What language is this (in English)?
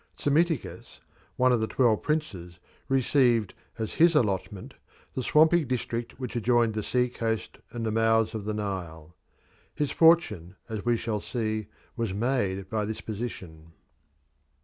English